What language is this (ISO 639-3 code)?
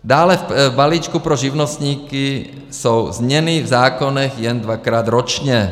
ces